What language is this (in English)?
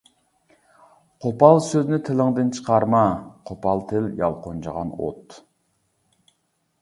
Uyghur